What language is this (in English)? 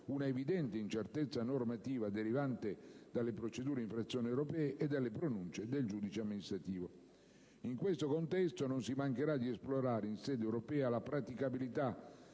Italian